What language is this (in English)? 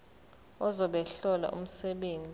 Zulu